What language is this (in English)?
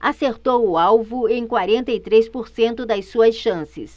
Portuguese